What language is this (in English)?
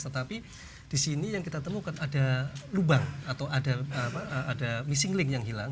Indonesian